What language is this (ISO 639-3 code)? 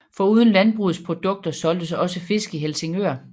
dan